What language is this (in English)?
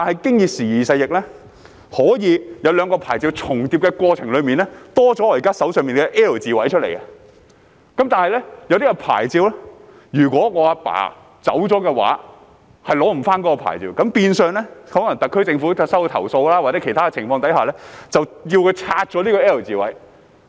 Cantonese